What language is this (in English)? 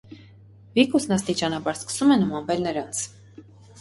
Armenian